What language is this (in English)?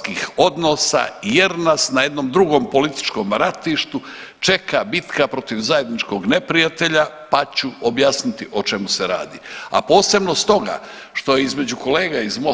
Croatian